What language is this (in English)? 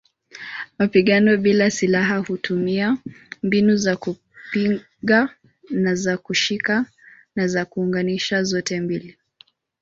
Swahili